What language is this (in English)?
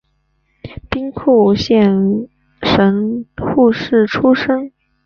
Chinese